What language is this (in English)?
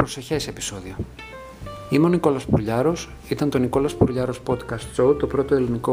Greek